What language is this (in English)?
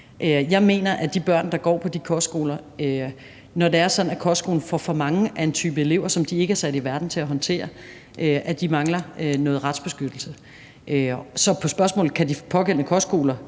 Danish